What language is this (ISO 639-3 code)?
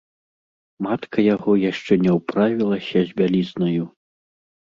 bel